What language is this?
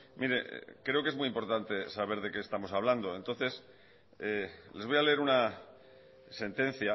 Spanish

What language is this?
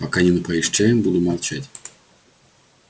Russian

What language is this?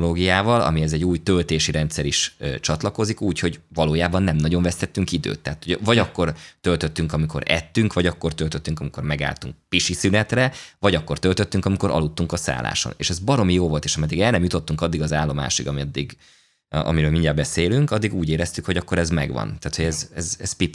Hungarian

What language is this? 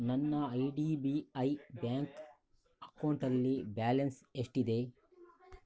Kannada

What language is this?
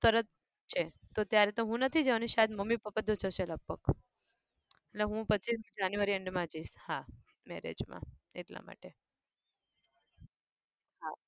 Gujarati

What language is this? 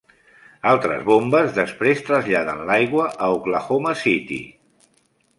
Catalan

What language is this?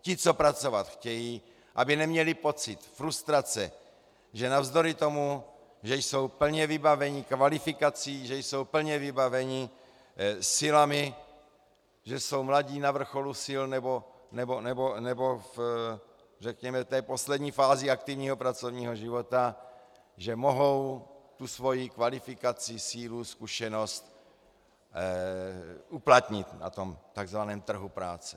Czech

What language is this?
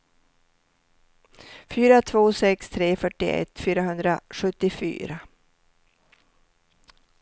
Swedish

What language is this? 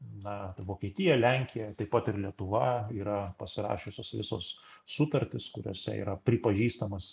Lithuanian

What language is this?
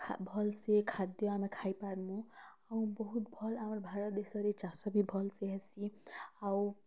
Odia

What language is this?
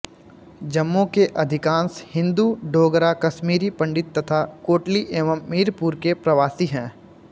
Hindi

